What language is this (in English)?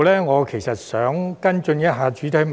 Cantonese